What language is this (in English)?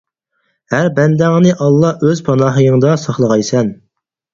Uyghur